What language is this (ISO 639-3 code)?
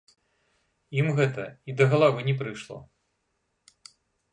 bel